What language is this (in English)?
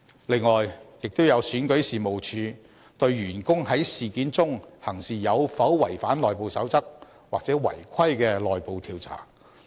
Cantonese